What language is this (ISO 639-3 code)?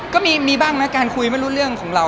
tha